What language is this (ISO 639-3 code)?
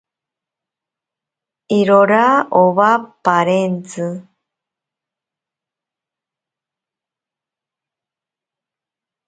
prq